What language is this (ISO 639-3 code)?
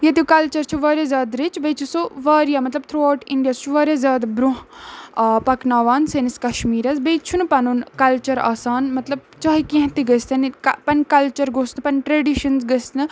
kas